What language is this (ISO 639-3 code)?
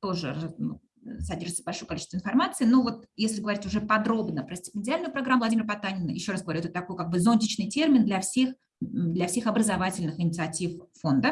rus